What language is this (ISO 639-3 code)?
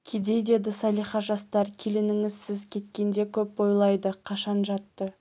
kaz